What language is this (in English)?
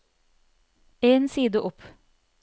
Norwegian